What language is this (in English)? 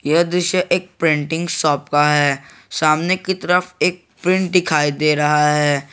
Hindi